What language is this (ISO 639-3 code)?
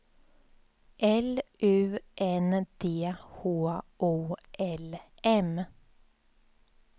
swe